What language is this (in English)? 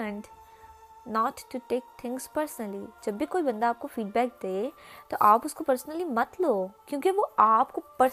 Urdu